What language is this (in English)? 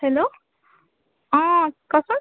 Assamese